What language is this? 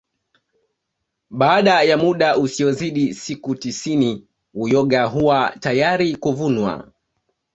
Swahili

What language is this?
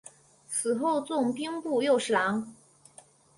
Chinese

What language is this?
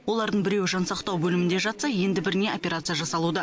Kazakh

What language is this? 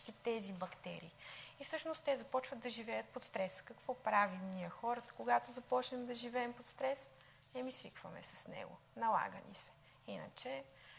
Bulgarian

